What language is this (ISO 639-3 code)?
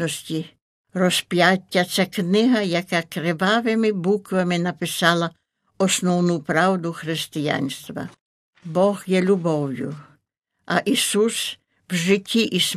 ukr